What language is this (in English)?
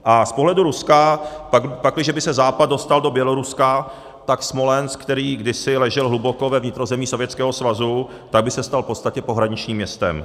Czech